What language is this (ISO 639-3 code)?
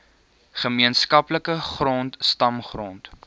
afr